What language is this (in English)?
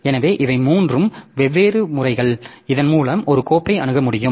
Tamil